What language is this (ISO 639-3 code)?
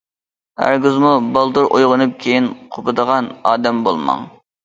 uig